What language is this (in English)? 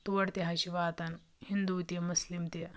Kashmiri